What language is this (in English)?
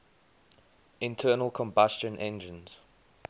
English